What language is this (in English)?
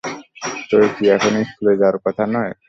Bangla